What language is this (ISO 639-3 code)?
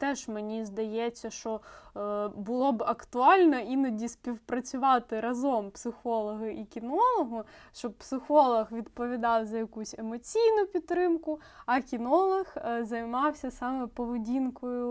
ukr